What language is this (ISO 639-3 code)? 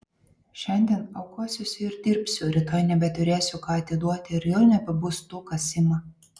lit